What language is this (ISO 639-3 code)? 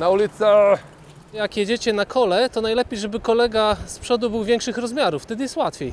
pol